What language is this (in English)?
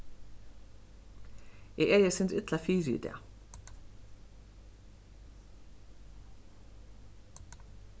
Faroese